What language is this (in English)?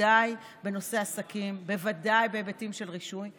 Hebrew